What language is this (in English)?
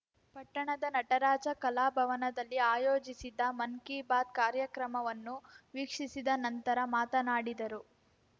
Kannada